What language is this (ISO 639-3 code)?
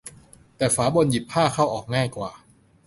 tha